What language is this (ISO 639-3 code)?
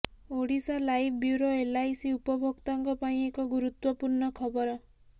ori